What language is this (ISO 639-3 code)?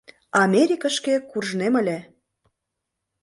chm